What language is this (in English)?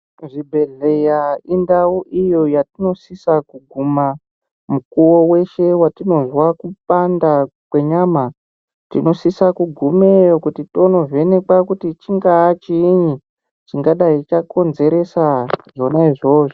Ndau